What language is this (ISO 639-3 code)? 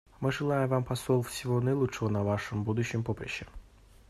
rus